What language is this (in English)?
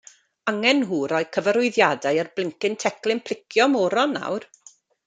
Welsh